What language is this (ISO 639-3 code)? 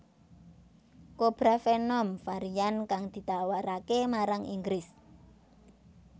jav